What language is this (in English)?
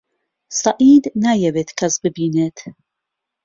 Central Kurdish